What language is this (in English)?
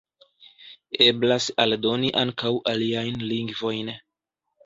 Esperanto